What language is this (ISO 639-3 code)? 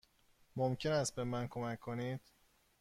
fas